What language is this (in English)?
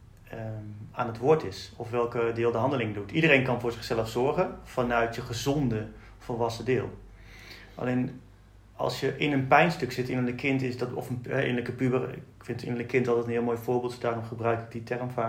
Dutch